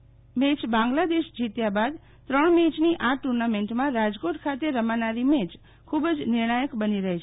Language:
Gujarati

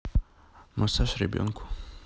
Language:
Russian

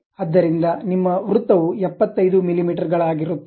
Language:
Kannada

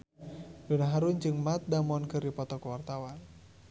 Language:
Sundanese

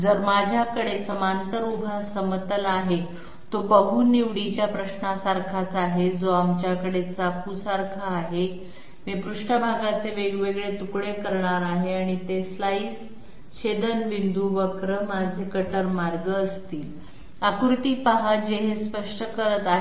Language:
Marathi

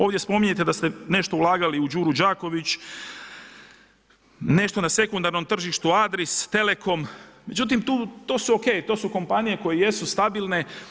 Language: Croatian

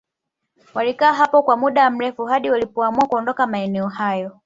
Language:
Swahili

